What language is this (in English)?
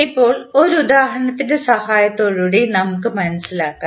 Malayalam